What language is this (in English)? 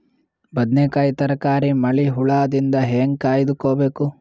Kannada